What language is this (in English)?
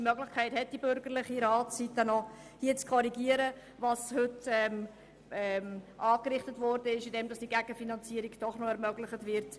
Swiss German